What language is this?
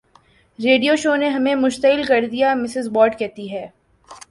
Urdu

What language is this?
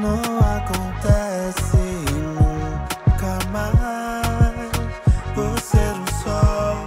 Portuguese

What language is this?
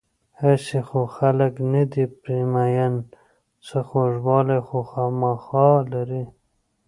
Pashto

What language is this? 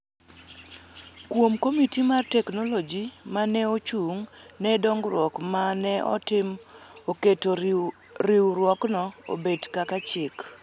Luo (Kenya and Tanzania)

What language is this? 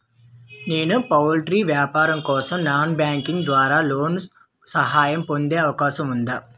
Telugu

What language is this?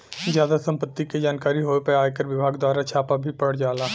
Bhojpuri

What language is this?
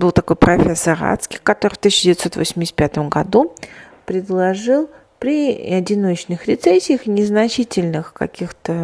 Russian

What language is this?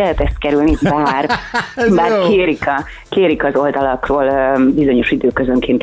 Hungarian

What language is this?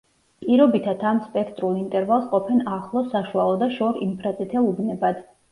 Georgian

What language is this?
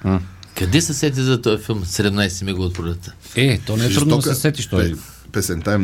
Bulgarian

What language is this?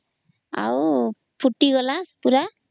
Odia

